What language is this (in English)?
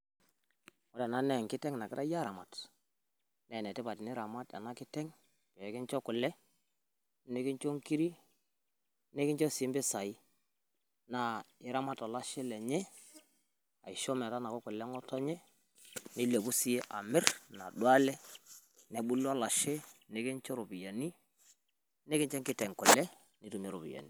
Masai